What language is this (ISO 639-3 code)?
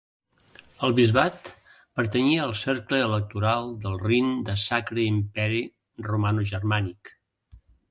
cat